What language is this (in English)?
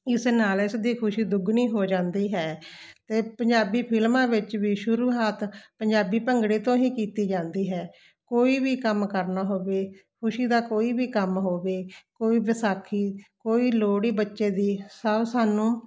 Punjabi